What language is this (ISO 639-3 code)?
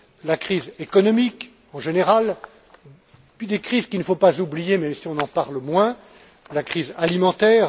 fra